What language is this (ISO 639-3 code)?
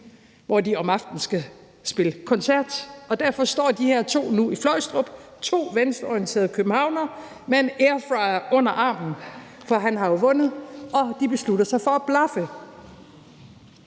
dan